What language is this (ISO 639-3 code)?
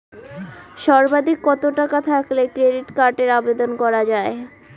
ben